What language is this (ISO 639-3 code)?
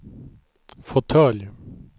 swe